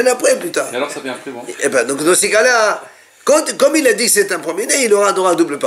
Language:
French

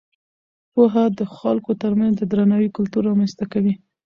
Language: Pashto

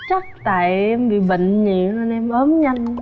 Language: Vietnamese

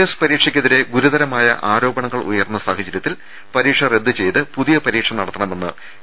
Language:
Malayalam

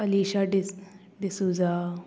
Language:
Konkani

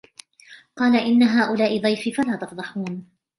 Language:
Arabic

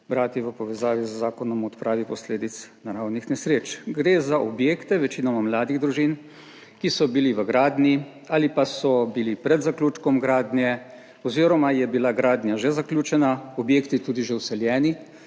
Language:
Slovenian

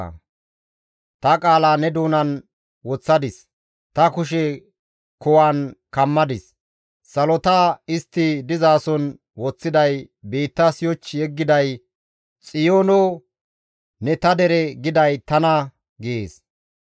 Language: Gamo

